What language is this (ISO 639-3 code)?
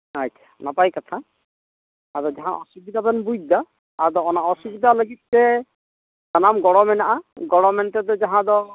sat